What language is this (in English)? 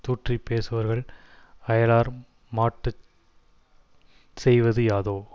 Tamil